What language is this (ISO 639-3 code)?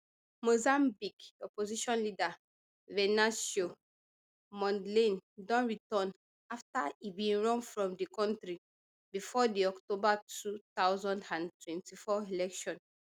pcm